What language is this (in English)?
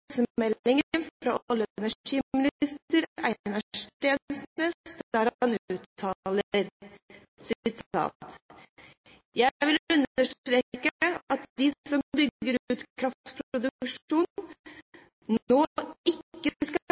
Norwegian Bokmål